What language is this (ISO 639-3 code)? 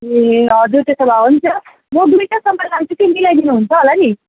nep